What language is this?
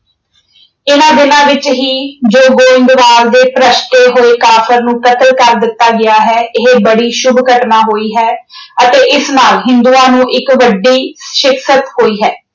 Punjabi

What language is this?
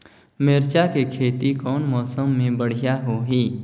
Chhattisgarhi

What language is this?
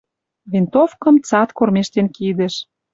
Western Mari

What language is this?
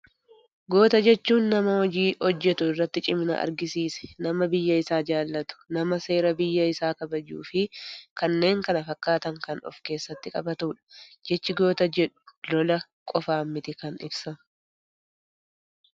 Oromo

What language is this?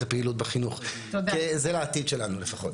Hebrew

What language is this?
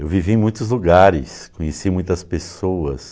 Portuguese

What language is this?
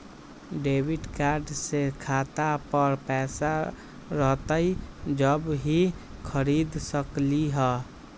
Magahi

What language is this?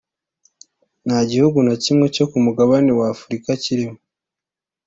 Kinyarwanda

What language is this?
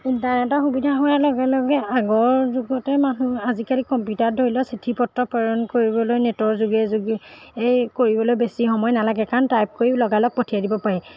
Assamese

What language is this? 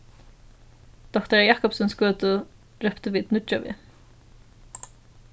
Faroese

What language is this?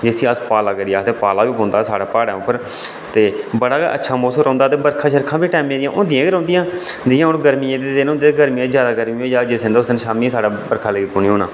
Dogri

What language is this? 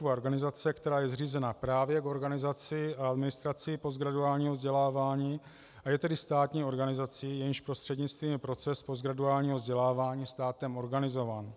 Czech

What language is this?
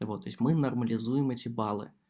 Russian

